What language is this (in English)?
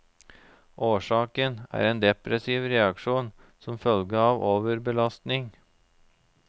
Norwegian